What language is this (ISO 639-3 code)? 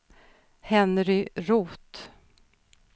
swe